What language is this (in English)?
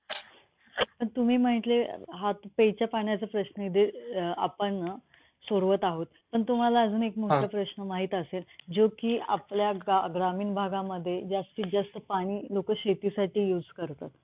Marathi